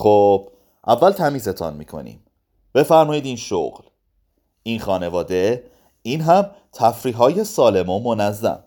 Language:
Persian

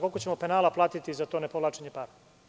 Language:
Serbian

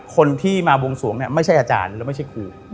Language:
Thai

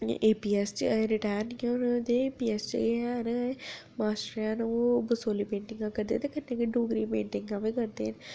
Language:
Dogri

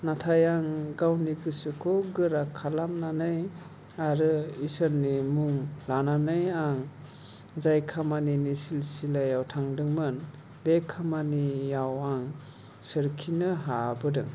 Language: Bodo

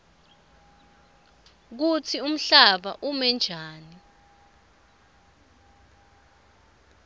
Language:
Swati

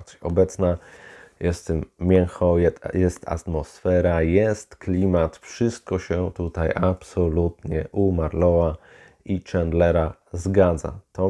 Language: Polish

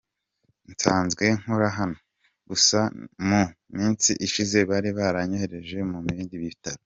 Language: Kinyarwanda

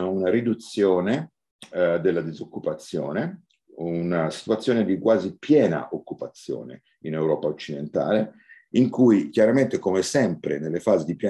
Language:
Italian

